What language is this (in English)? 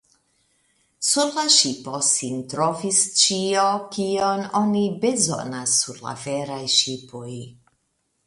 Esperanto